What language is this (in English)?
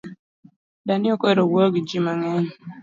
Luo (Kenya and Tanzania)